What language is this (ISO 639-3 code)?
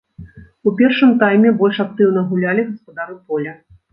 bel